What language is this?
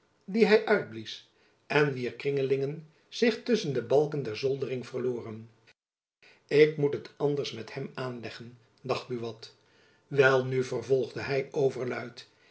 Dutch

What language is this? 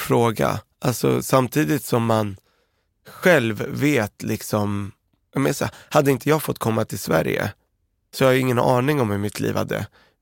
Swedish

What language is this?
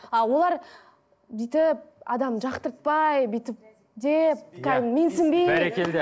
Kazakh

